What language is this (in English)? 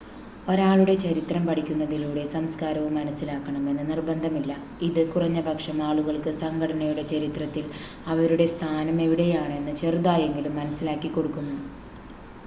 Malayalam